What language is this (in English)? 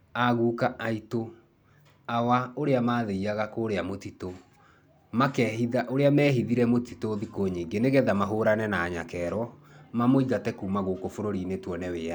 Kikuyu